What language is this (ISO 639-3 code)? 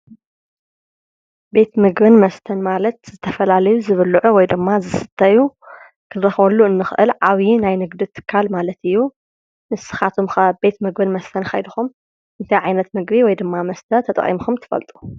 tir